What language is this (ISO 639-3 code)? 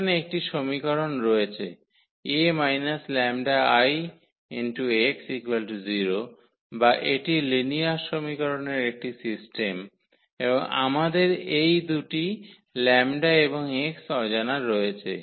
ben